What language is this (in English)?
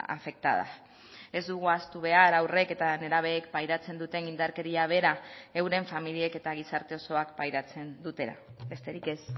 Basque